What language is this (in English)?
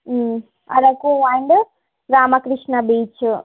Telugu